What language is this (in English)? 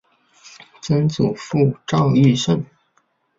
Chinese